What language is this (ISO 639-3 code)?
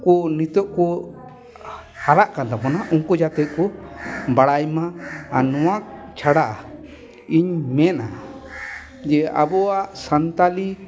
sat